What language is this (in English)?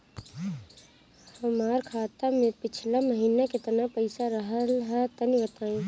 Bhojpuri